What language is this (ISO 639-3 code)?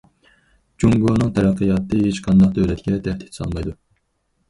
uig